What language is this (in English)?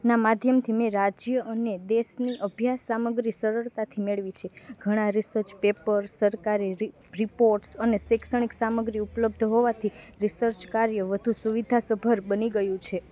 Gujarati